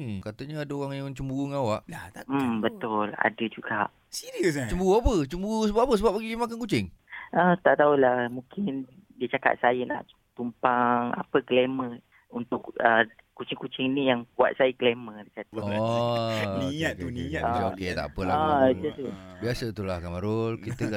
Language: Malay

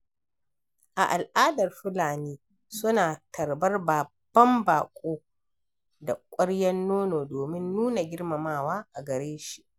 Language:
Hausa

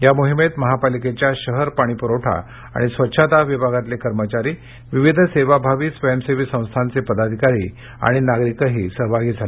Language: Marathi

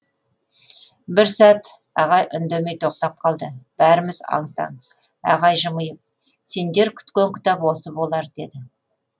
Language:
Kazakh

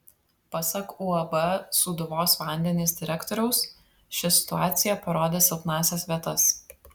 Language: Lithuanian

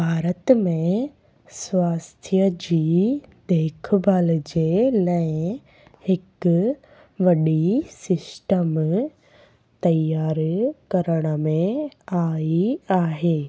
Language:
Sindhi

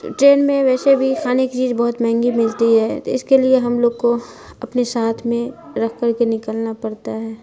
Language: Urdu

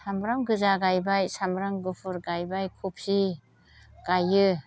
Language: Bodo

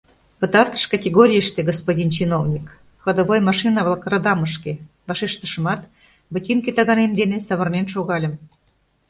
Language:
Mari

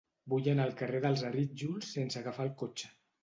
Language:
Catalan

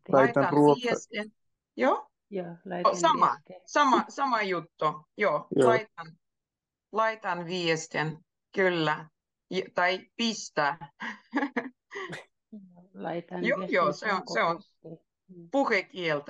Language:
Finnish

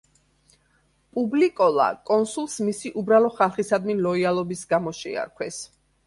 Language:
Georgian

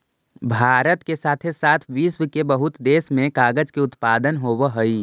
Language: Magahi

